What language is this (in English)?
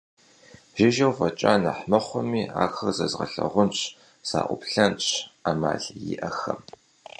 Kabardian